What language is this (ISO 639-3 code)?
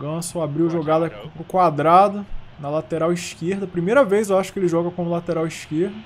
por